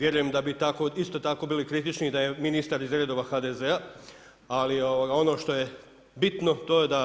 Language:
Croatian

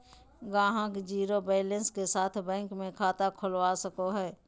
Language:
Magahi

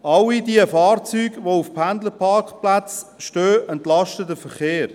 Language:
Swiss German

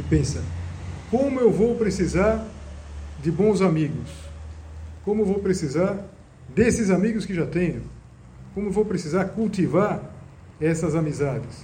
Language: Portuguese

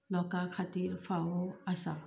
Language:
Konkani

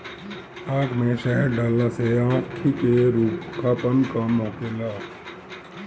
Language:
Bhojpuri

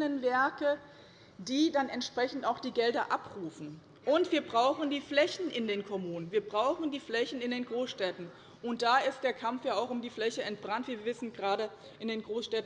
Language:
German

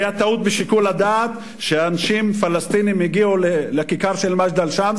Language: Hebrew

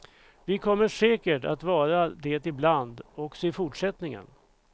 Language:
Swedish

